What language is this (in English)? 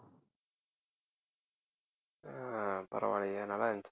Tamil